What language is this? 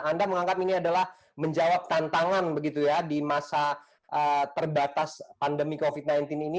Indonesian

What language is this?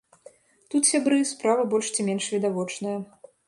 Belarusian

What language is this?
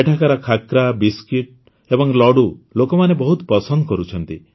Odia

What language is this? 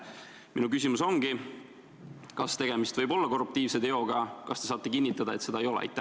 Estonian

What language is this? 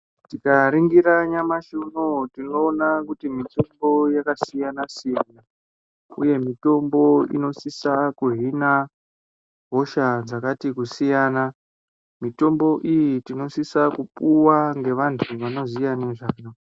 Ndau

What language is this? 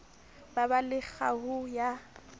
Southern Sotho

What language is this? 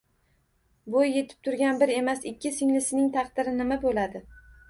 Uzbek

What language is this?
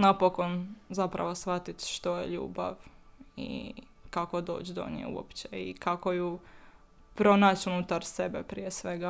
Croatian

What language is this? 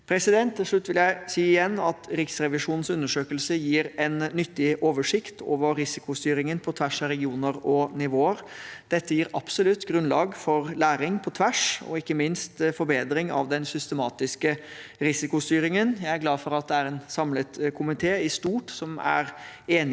Norwegian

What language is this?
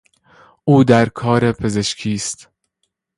Persian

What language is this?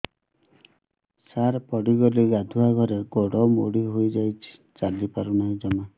Odia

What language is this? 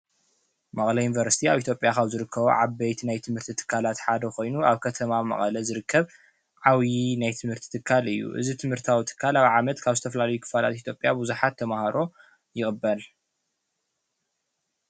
Tigrinya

